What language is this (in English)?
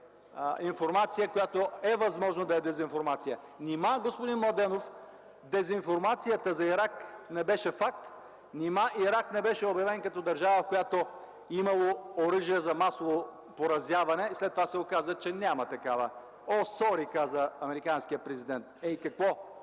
Bulgarian